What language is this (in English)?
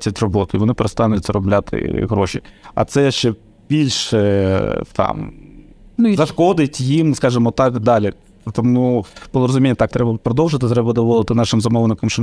Ukrainian